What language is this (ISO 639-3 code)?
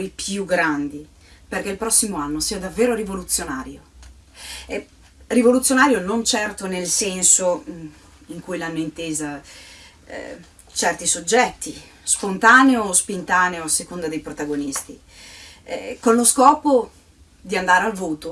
ita